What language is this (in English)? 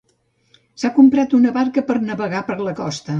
Catalan